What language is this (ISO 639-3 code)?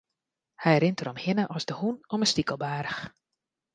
fry